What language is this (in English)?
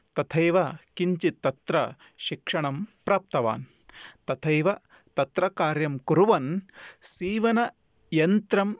Sanskrit